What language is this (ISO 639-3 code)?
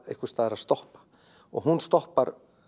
isl